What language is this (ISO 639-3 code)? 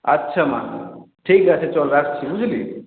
ben